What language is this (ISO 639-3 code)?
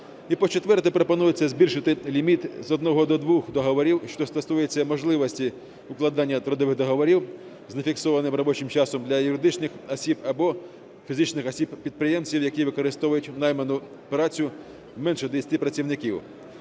ukr